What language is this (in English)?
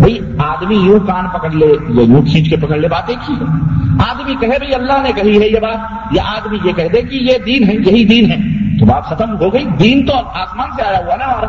Urdu